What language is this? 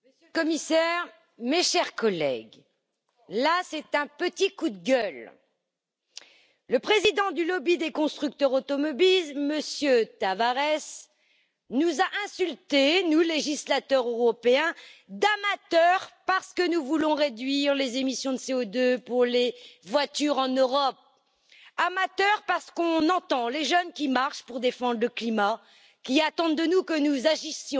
French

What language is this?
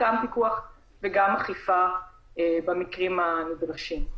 Hebrew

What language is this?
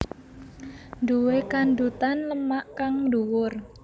Javanese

